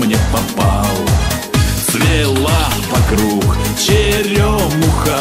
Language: Russian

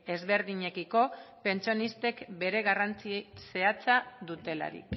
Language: Basque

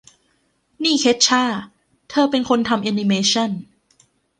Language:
Thai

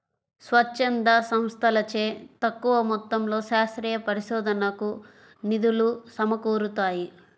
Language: Telugu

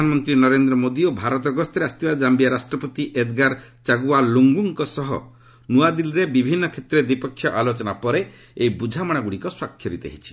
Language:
Odia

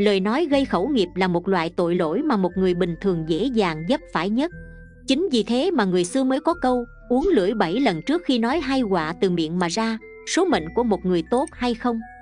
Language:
Vietnamese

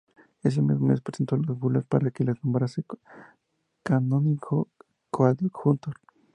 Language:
Spanish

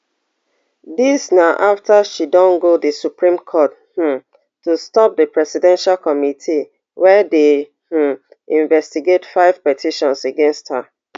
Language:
Nigerian Pidgin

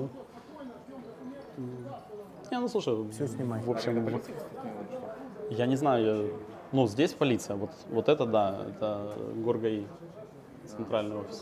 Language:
Russian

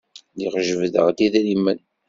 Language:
Kabyle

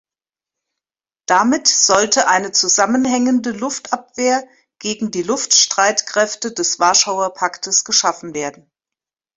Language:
German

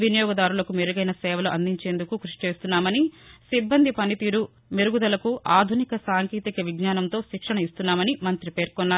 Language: Telugu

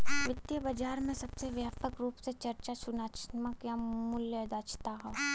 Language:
Bhojpuri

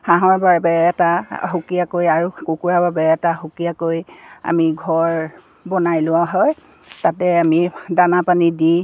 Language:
Assamese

